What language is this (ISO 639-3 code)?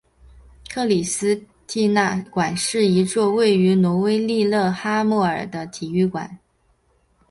zho